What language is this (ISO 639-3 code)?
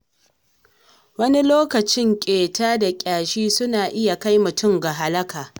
hau